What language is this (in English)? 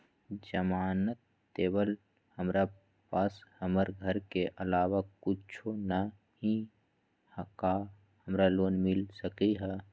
Magahi